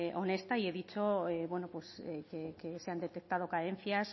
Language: Spanish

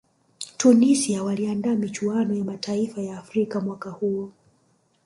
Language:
Swahili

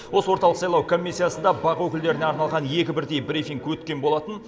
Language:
Kazakh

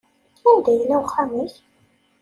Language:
Kabyle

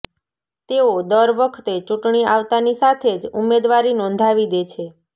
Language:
Gujarati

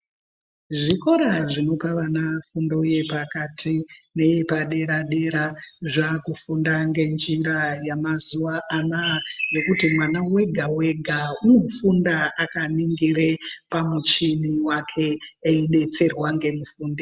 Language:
Ndau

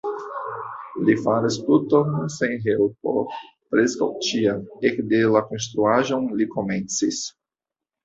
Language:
Esperanto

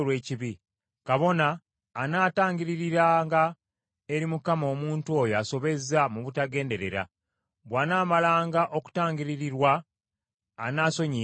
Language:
Ganda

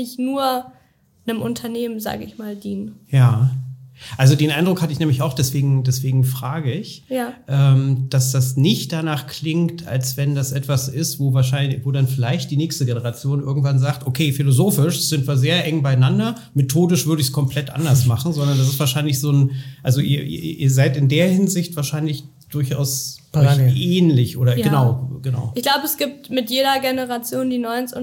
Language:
German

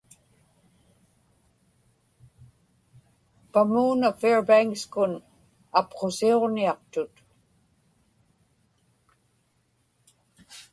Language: Inupiaq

